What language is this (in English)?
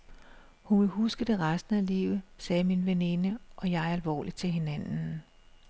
Danish